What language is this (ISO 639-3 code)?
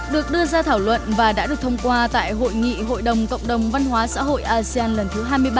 vie